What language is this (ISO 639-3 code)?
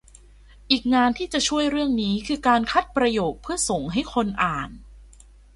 tha